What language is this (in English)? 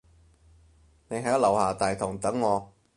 Cantonese